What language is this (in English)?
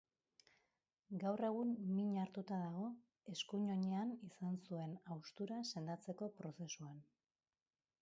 Basque